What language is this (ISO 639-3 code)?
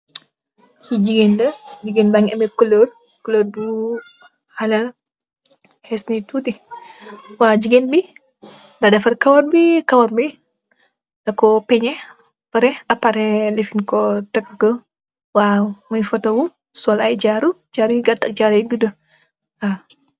wol